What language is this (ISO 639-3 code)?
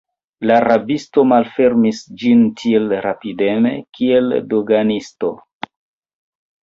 epo